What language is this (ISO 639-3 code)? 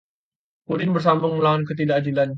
ind